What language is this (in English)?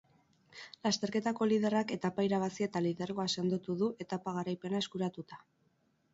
Basque